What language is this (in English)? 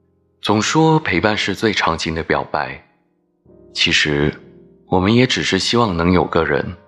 Chinese